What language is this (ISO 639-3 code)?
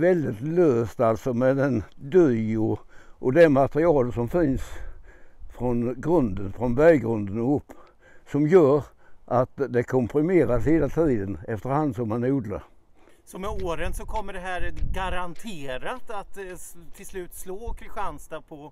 swe